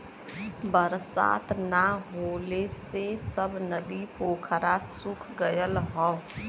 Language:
Bhojpuri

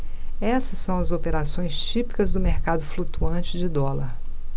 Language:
Portuguese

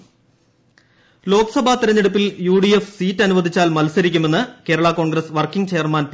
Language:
Malayalam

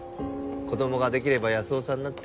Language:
Japanese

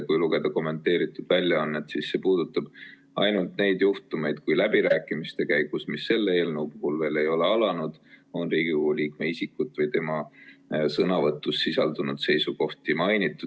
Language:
Estonian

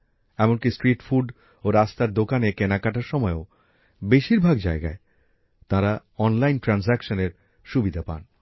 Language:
Bangla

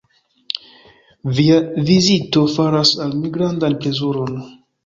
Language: Esperanto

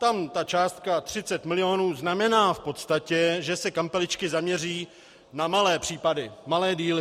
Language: Czech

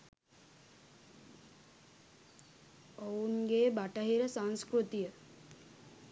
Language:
Sinhala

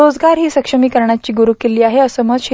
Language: Marathi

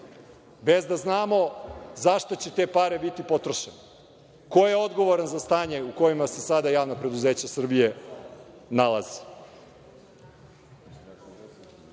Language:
Serbian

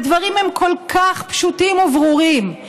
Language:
Hebrew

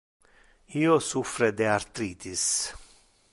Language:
Interlingua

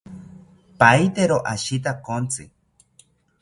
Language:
South Ucayali Ashéninka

